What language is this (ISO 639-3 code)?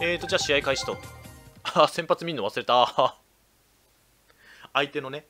jpn